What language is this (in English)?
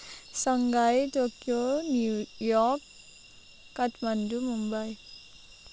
Nepali